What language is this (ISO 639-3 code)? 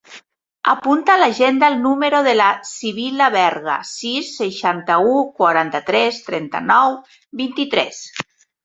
cat